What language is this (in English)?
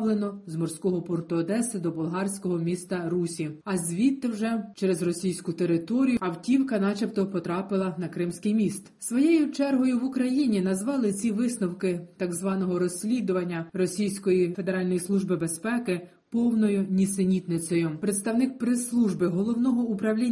Ukrainian